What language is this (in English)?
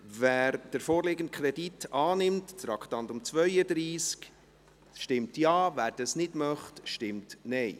Swiss German